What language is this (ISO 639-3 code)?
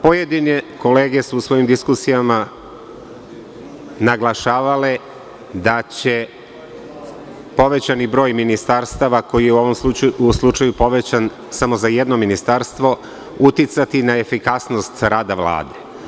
srp